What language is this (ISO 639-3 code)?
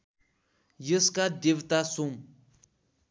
nep